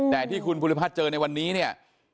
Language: Thai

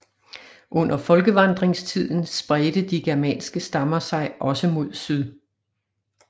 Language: Danish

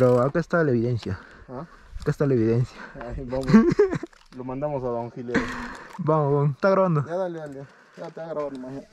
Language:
Spanish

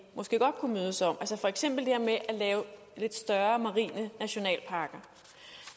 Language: Danish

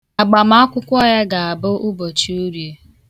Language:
Igbo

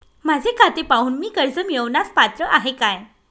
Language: Marathi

